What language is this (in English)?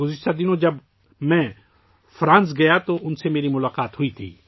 Urdu